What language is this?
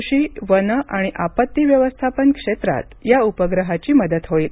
Marathi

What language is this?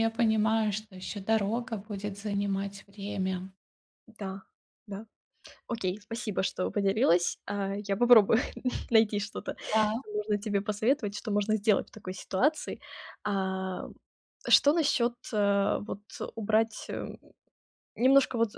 Russian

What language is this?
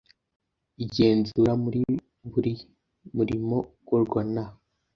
Kinyarwanda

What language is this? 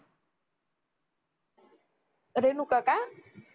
Marathi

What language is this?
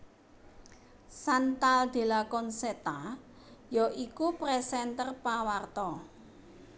Javanese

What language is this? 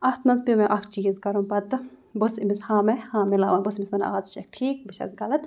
Kashmiri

